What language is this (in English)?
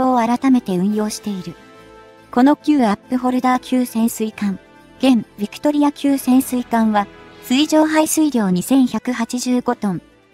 Japanese